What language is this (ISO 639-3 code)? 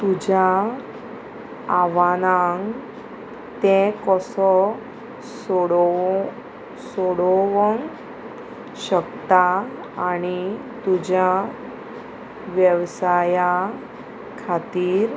kok